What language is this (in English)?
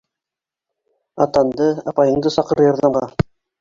Bashkir